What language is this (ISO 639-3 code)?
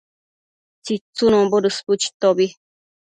mcf